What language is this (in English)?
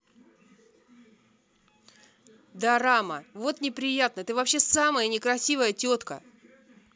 Russian